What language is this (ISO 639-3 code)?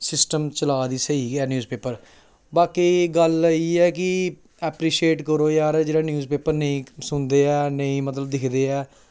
doi